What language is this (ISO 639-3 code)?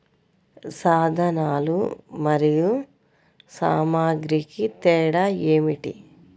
tel